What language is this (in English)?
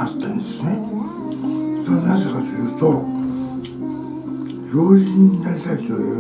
Japanese